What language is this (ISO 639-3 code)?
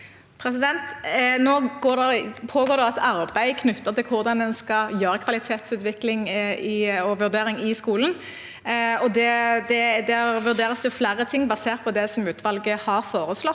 nor